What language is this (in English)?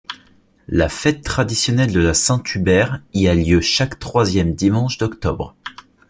French